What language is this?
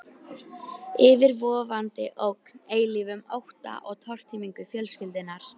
Icelandic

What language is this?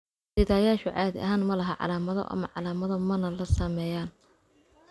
Somali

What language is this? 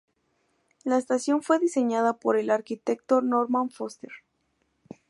Spanish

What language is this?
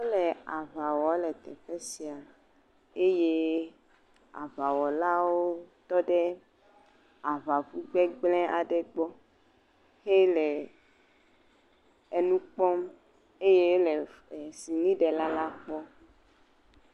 Ewe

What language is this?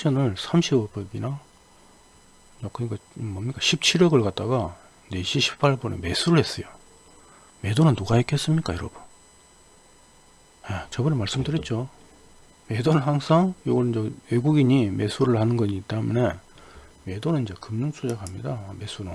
Korean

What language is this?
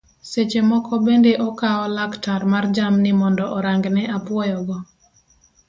Luo (Kenya and Tanzania)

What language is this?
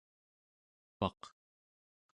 Central Yupik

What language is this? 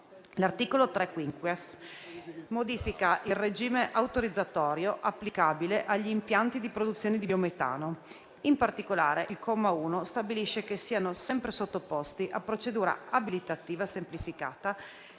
Italian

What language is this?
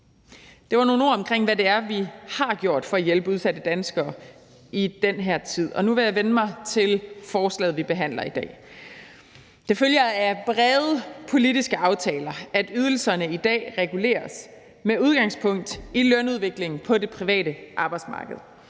Danish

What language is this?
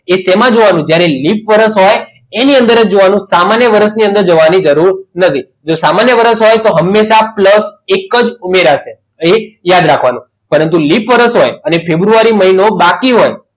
Gujarati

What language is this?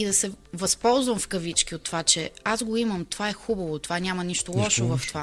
Bulgarian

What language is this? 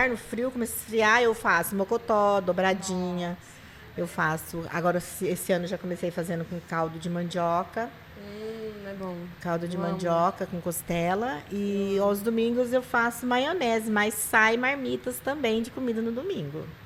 Portuguese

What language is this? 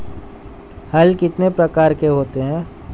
Hindi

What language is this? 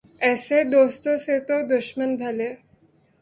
Urdu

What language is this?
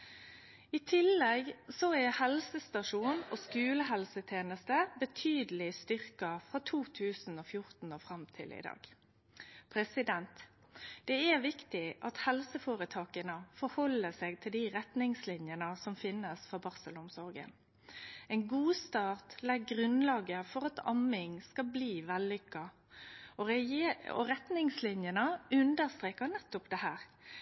Norwegian Nynorsk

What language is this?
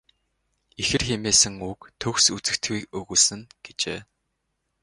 Mongolian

